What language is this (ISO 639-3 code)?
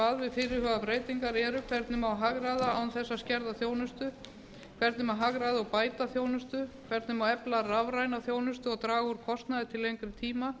isl